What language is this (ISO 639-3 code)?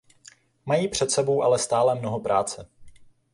ces